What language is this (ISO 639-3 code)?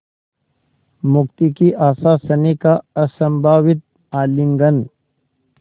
hin